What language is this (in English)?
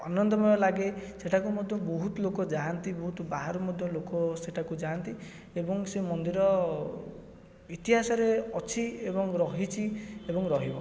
Odia